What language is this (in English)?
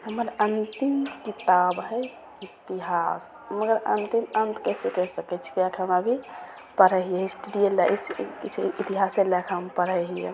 Maithili